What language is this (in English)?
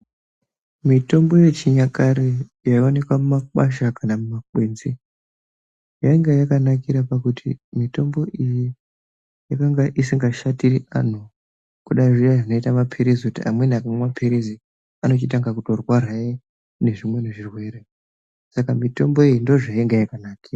Ndau